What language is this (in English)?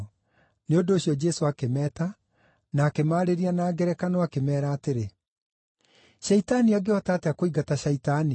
Kikuyu